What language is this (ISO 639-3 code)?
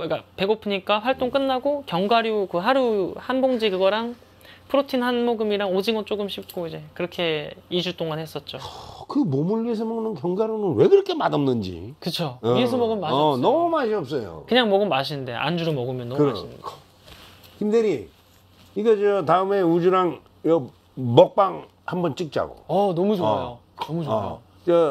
kor